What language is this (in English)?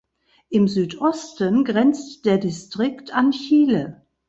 German